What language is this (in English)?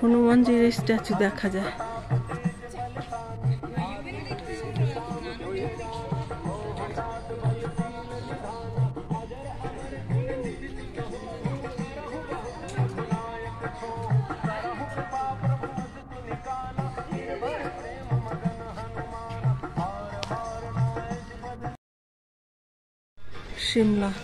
Bangla